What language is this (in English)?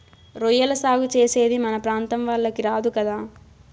Telugu